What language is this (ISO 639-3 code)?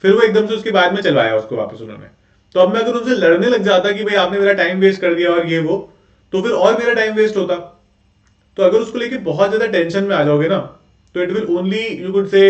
hin